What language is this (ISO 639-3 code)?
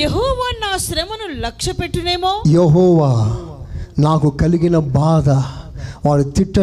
tel